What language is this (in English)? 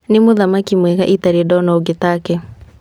Kikuyu